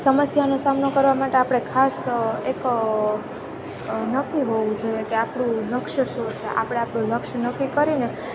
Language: Gujarati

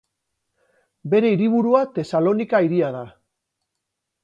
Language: Basque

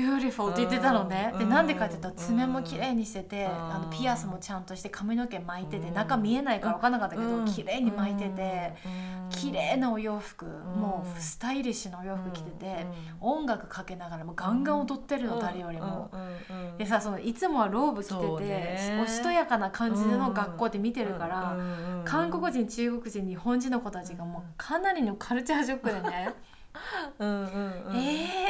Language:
Japanese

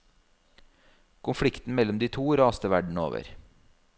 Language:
Norwegian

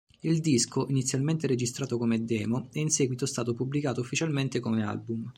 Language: Italian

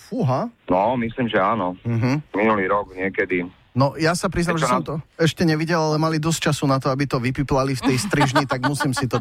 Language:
Slovak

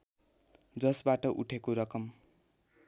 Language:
Nepali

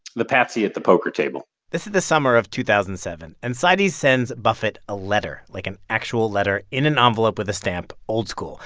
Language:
English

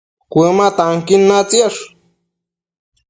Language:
Matsés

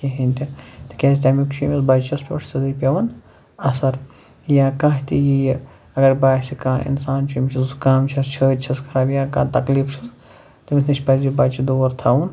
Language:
Kashmiri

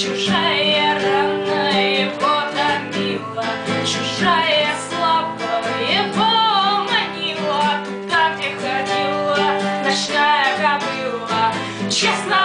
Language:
Ukrainian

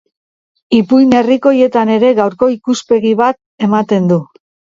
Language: Basque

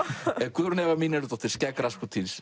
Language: Icelandic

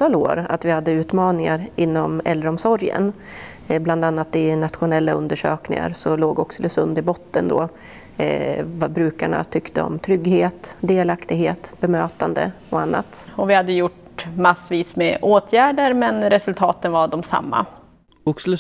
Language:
Swedish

